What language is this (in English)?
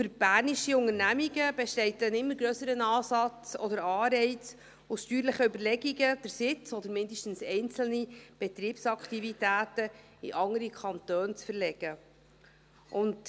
Swiss German